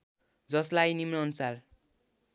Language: Nepali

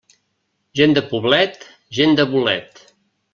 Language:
Catalan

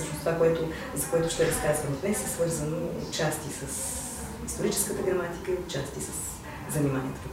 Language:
Bulgarian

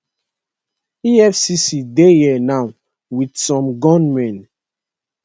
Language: Nigerian Pidgin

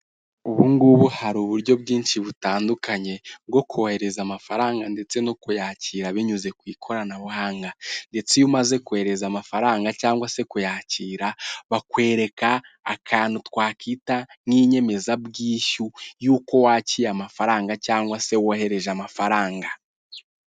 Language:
Kinyarwanda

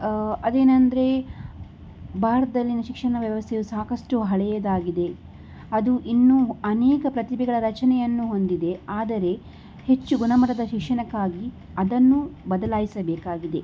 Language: Kannada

